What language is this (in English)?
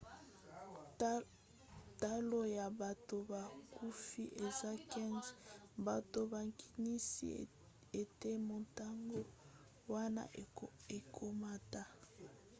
Lingala